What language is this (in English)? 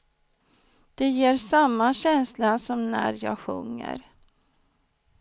Swedish